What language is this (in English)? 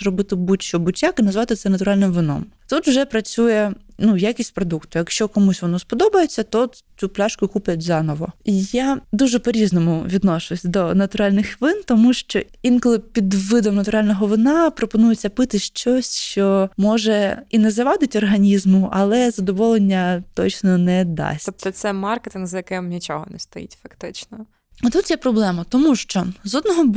Ukrainian